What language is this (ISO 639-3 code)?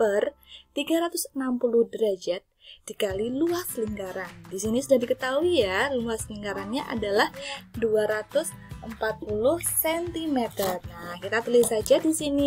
ind